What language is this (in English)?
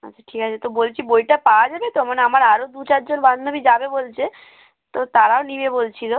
Bangla